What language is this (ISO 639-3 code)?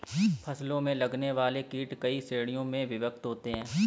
hin